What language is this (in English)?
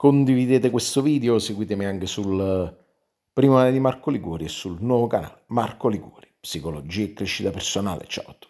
Italian